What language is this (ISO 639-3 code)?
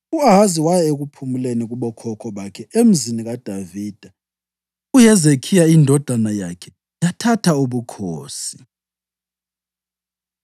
nde